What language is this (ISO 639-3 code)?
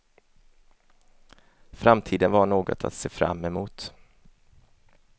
swe